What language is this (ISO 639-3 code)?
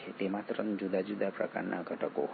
guj